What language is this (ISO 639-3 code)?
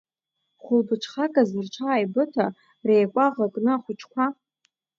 abk